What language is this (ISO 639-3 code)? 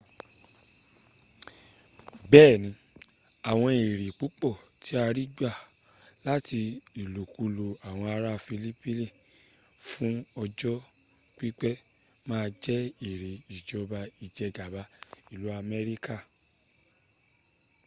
yor